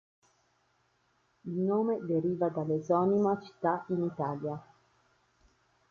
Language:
Italian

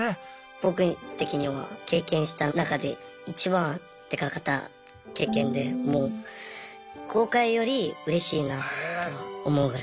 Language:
Japanese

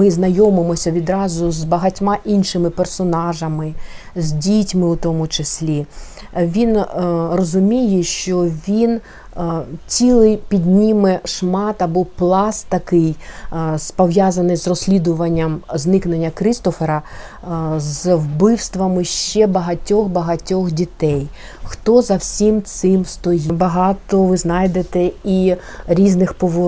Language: Ukrainian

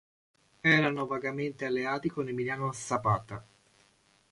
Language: Italian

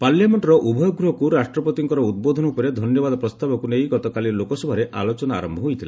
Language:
Odia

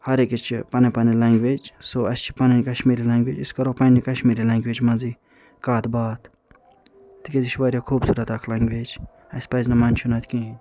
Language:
Kashmiri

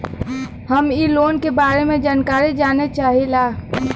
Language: Bhojpuri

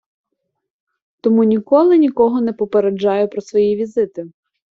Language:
Ukrainian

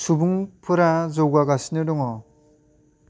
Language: Bodo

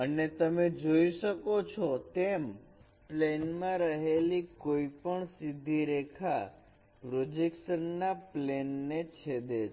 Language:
Gujarati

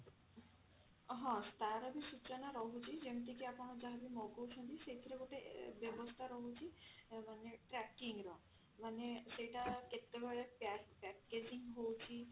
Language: Odia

